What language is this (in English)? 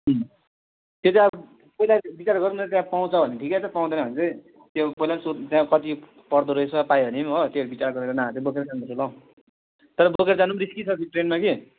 Nepali